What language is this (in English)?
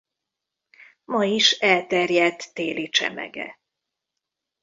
Hungarian